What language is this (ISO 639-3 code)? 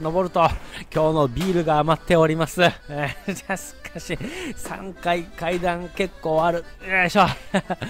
jpn